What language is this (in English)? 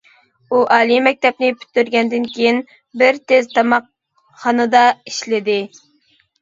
Uyghur